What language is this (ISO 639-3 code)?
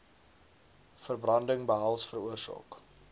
afr